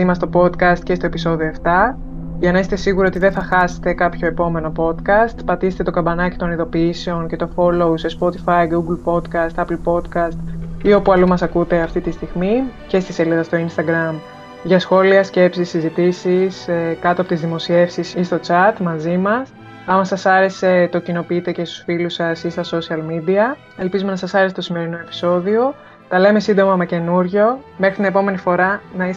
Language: Greek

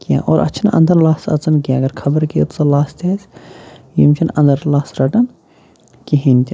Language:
Kashmiri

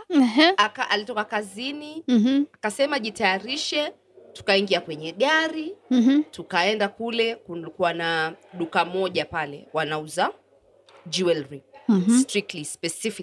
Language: Swahili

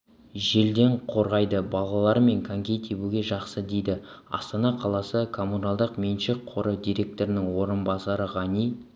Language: Kazakh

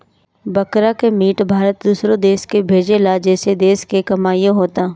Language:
Bhojpuri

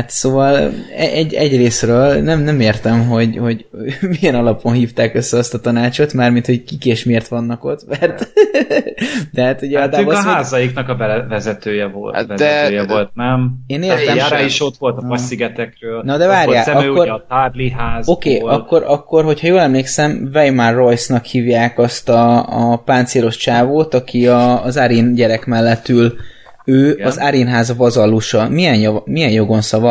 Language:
Hungarian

